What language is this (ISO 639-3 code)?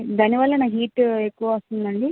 tel